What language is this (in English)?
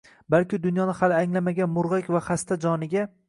Uzbek